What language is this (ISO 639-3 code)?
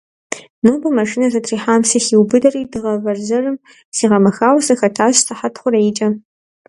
kbd